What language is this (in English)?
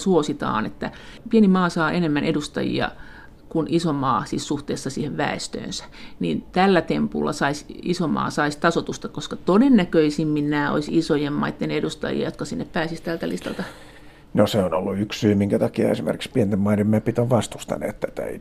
Finnish